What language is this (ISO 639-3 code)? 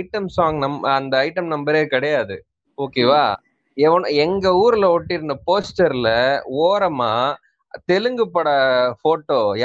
tam